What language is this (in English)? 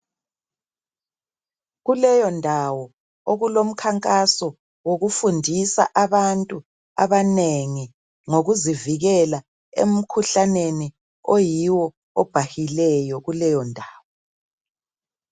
North Ndebele